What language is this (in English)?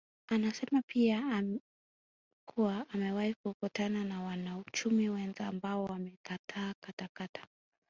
Swahili